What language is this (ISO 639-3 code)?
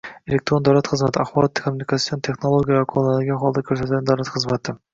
uzb